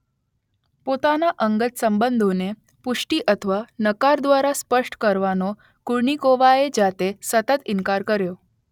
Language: Gujarati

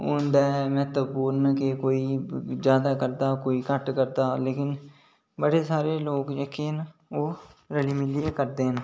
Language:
Dogri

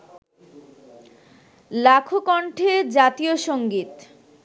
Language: Bangla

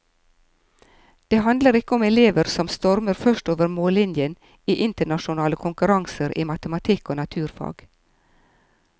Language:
Norwegian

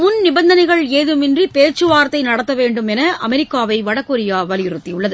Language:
Tamil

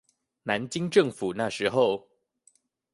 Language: Chinese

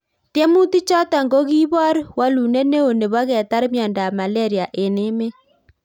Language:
Kalenjin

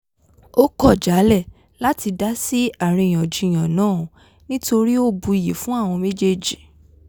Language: Yoruba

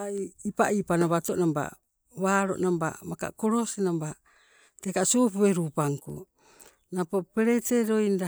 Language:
Sibe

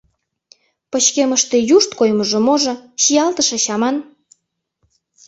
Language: Mari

